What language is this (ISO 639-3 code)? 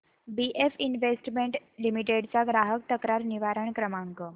mar